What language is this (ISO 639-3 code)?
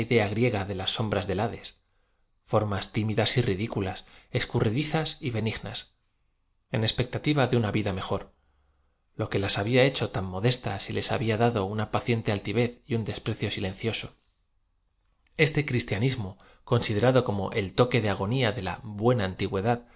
spa